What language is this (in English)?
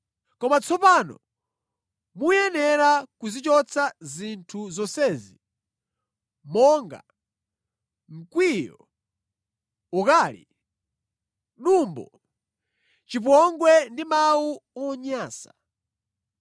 Nyanja